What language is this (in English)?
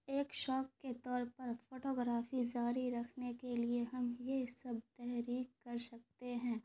Urdu